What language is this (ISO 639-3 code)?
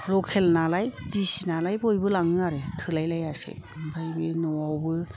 brx